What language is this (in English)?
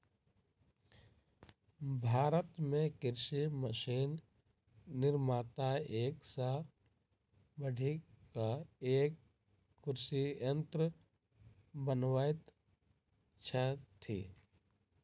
Maithili